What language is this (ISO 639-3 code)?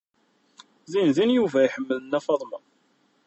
kab